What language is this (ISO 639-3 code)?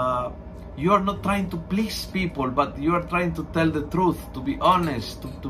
fil